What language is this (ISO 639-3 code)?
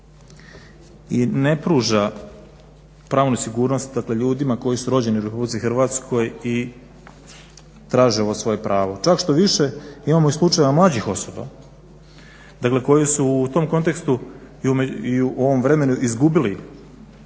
hrv